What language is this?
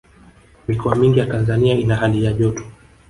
Swahili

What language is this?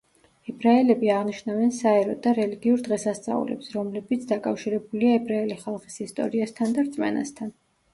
Georgian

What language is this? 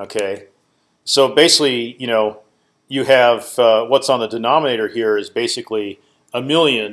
English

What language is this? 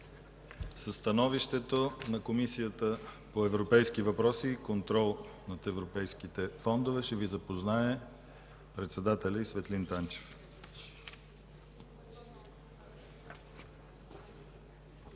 Bulgarian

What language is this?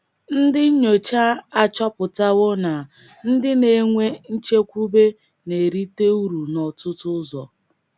Igbo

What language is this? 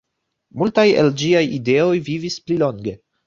Esperanto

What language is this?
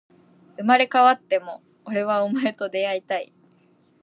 Japanese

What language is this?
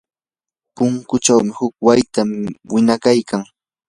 Yanahuanca Pasco Quechua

